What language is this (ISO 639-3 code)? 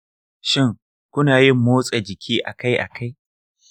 hau